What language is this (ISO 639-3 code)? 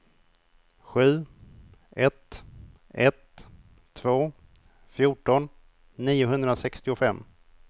swe